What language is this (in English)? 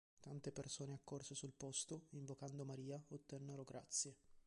Italian